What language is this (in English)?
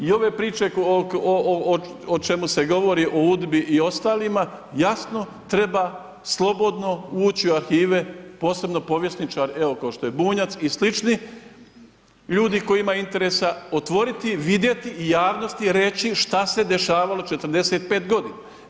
Croatian